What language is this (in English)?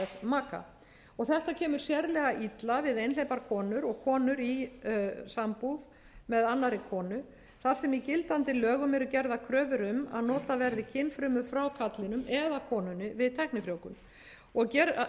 Icelandic